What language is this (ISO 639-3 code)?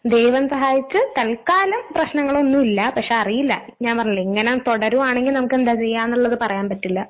mal